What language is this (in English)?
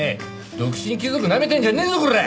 Japanese